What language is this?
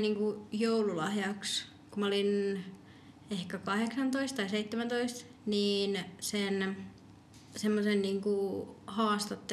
Finnish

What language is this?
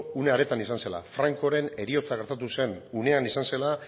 Basque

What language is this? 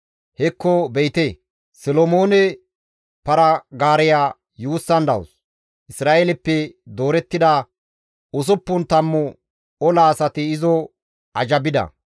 Gamo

